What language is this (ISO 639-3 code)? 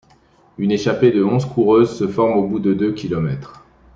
fra